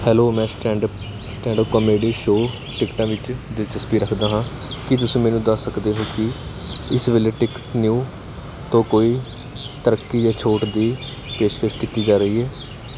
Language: Punjabi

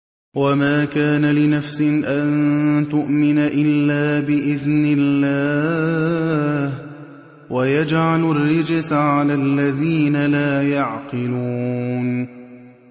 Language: Arabic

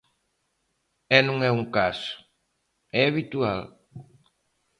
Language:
Galician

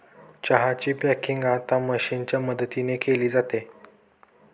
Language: Marathi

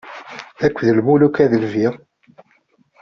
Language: Kabyle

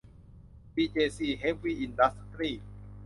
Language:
Thai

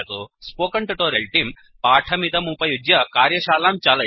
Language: Sanskrit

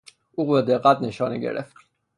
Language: Persian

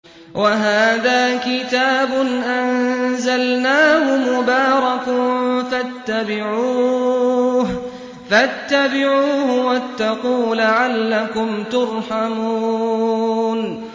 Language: Arabic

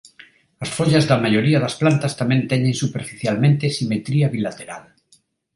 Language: Galician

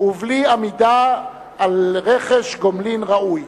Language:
Hebrew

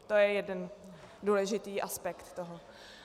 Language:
Czech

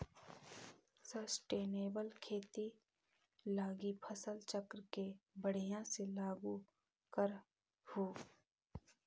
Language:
Magahi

